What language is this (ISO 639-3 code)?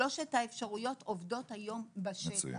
heb